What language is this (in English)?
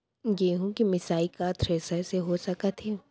Chhattisgarhi